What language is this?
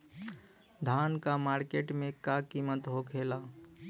Bhojpuri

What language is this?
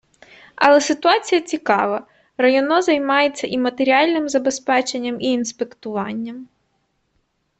Ukrainian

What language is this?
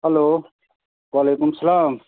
Kashmiri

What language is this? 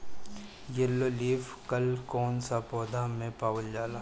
Bhojpuri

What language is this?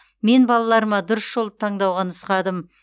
Kazakh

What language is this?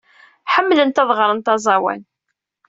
Kabyle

